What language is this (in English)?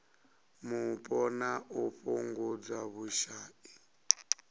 Venda